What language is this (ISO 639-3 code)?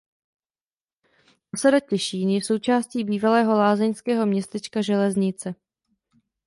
ces